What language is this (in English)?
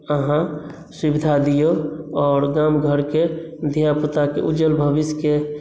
Maithili